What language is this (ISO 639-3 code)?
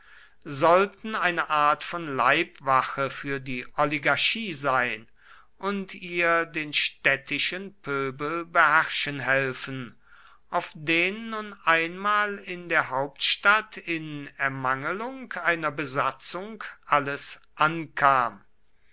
deu